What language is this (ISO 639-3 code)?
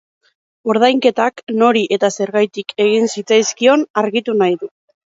eus